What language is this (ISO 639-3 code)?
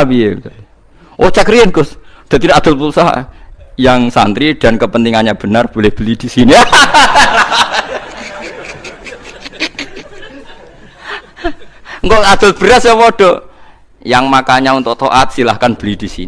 ind